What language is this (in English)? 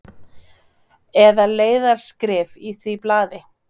Icelandic